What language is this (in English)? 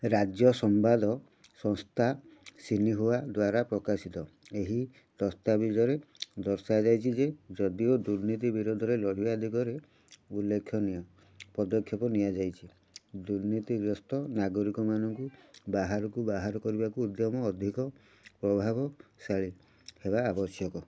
Odia